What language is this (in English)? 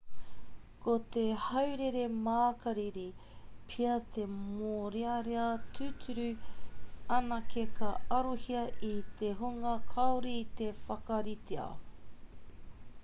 Māori